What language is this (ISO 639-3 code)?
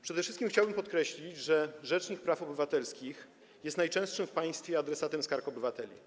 pol